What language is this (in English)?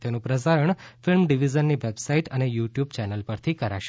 Gujarati